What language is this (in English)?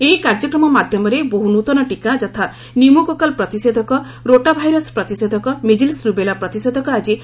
Odia